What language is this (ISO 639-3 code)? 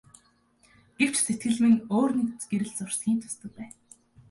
mon